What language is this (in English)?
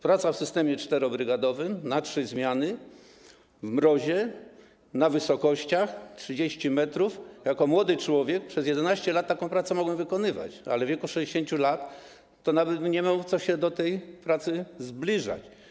Polish